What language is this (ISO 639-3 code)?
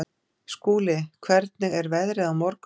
isl